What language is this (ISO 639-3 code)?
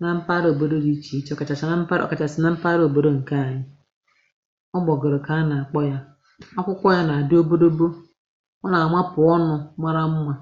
ibo